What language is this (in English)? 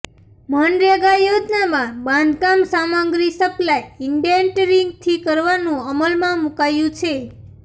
Gujarati